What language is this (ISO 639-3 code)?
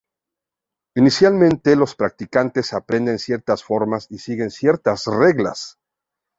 spa